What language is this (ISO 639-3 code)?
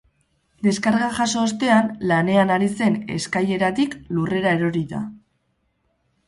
eus